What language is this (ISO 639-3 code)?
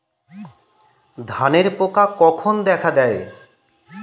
ben